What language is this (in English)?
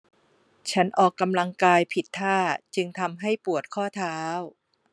Thai